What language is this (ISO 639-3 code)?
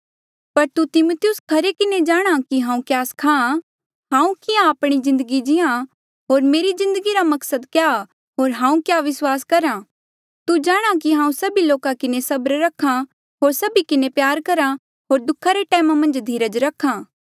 mjl